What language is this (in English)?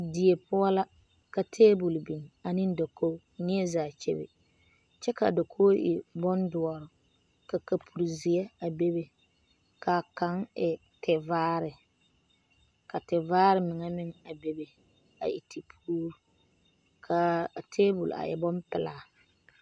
Southern Dagaare